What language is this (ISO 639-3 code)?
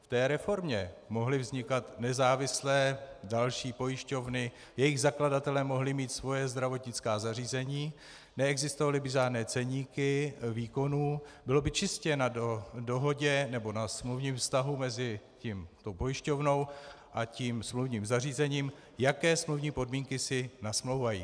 ces